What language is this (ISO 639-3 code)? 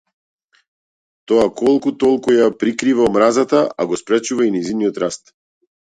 mkd